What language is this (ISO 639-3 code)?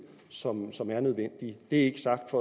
dan